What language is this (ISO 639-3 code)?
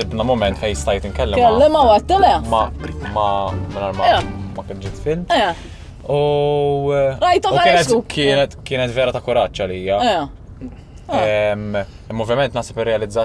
ara